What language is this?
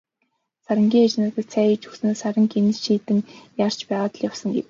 Mongolian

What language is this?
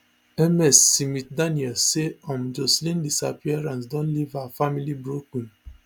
Nigerian Pidgin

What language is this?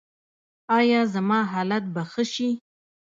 Pashto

